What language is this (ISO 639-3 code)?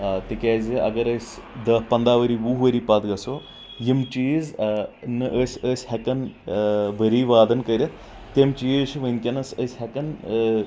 kas